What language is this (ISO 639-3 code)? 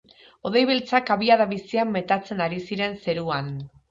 eus